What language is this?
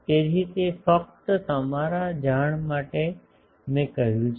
Gujarati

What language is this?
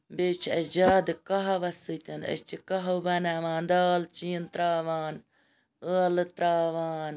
Kashmiri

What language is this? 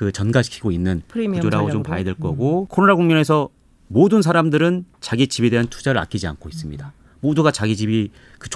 Korean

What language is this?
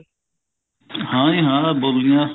Punjabi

